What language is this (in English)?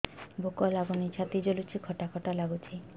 Odia